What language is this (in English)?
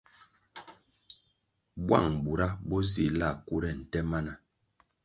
Kwasio